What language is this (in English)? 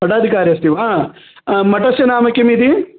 Sanskrit